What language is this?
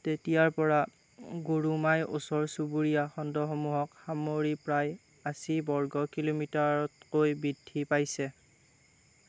Assamese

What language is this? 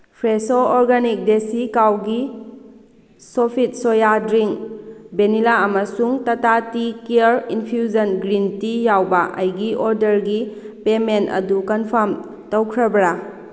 Manipuri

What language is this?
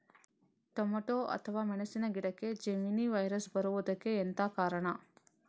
Kannada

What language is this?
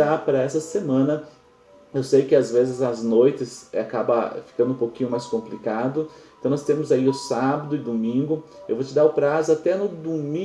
Portuguese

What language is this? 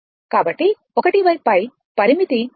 Telugu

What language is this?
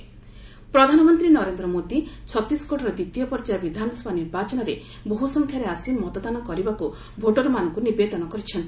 Odia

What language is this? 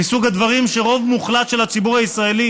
Hebrew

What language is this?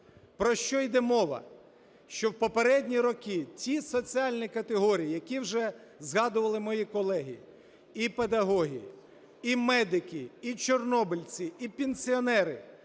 Ukrainian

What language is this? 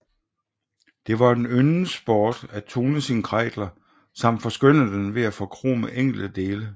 Danish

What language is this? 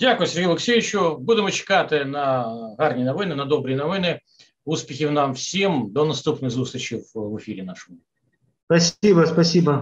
Russian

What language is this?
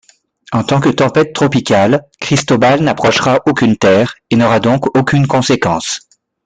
French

